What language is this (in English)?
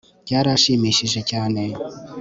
Kinyarwanda